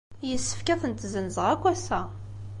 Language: Kabyle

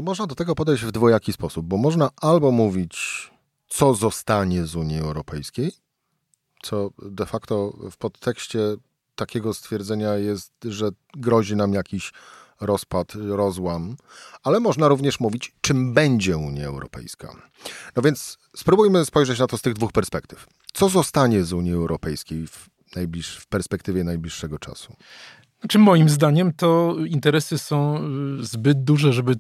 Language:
Polish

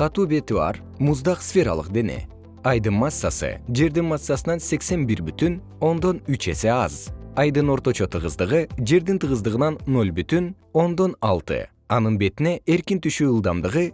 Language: Kyrgyz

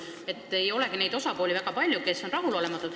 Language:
Estonian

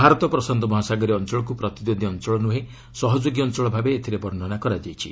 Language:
Odia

